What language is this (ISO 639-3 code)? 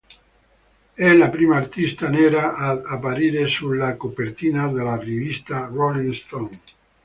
ita